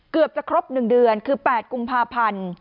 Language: Thai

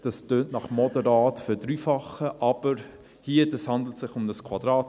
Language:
Swiss German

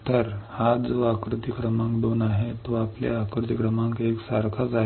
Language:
Marathi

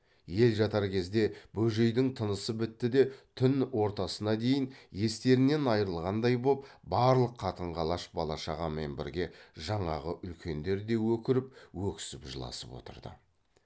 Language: Kazakh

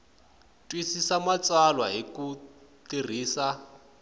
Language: Tsonga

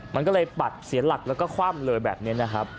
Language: Thai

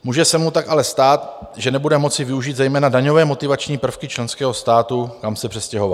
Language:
Czech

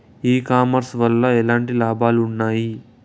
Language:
Telugu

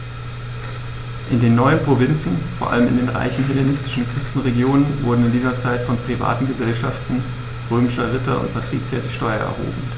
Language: German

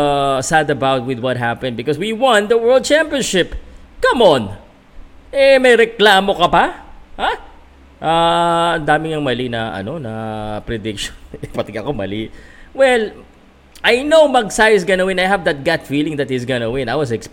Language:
Filipino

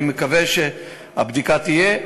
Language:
Hebrew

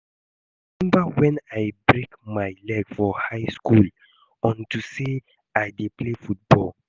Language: Nigerian Pidgin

